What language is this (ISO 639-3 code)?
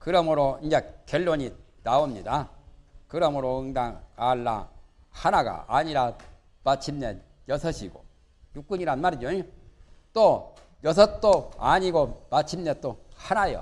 kor